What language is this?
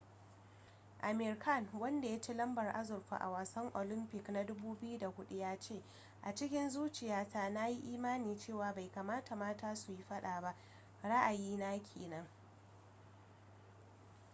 Hausa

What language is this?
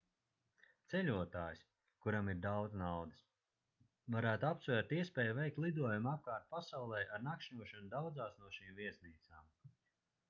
Latvian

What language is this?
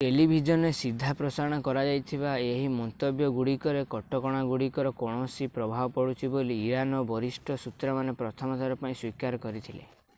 Odia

